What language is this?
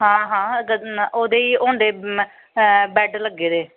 Dogri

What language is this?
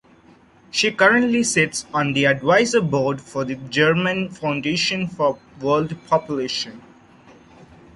English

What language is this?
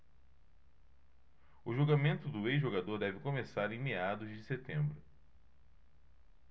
Portuguese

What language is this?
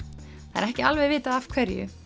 Icelandic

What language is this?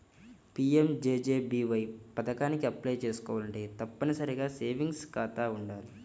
Telugu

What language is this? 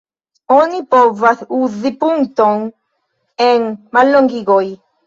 Esperanto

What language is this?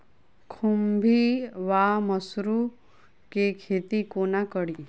Maithili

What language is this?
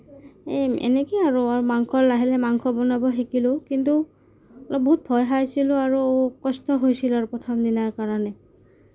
Assamese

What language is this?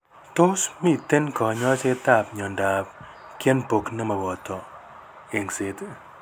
Kalenjin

